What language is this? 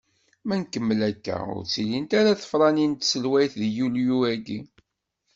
Kabyle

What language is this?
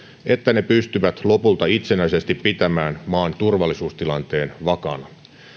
Finnish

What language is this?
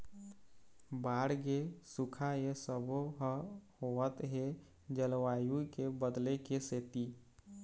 Chhattisgarhi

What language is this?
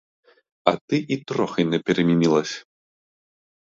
Ukrainian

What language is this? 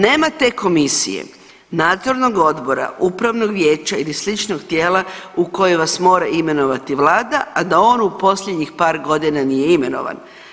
Croatian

